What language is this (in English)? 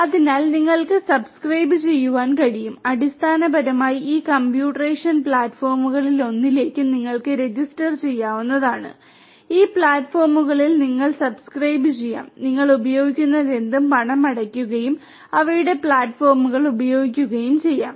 Malayalam